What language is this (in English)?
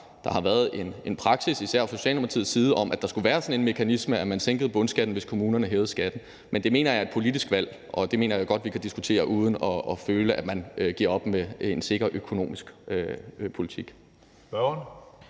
Danish